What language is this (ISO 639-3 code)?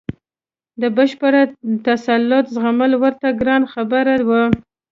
pus